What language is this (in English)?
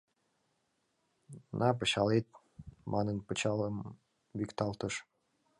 Mari